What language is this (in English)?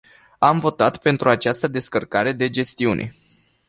Romanian